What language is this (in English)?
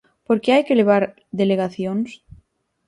Galician